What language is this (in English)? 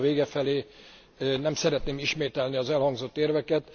Hungarian